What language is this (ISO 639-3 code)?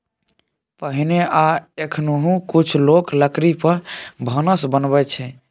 mai